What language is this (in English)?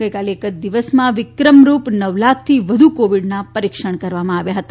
Gujarati